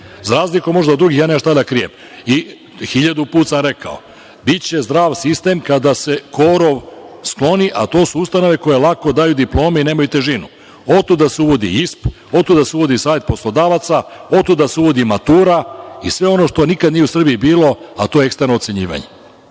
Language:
Serbian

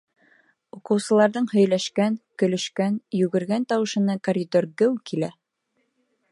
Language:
Bashkir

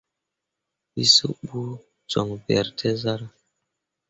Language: Mundang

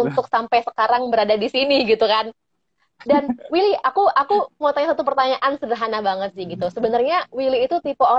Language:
Indonesian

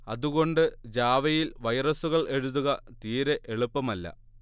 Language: Malayalam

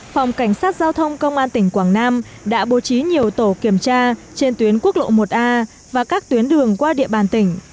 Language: Vietnamese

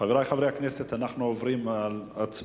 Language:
Hebrew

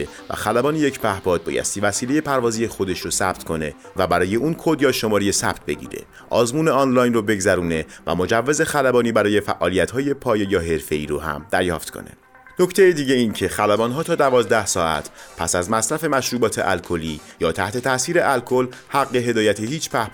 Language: Persian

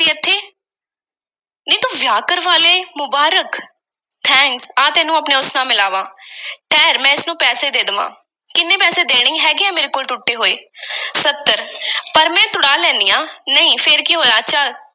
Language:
Punjabi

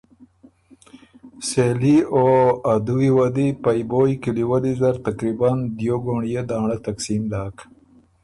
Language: Ormuri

